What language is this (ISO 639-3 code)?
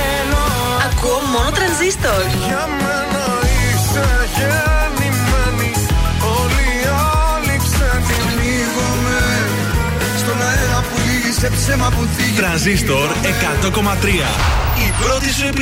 ell